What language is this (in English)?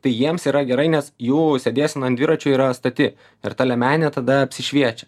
Lithuanian